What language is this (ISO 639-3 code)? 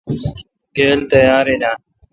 xka